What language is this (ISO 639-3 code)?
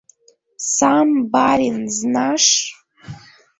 chm